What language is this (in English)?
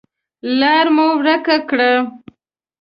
Pashto